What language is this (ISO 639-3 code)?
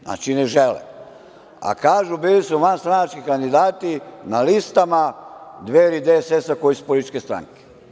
srp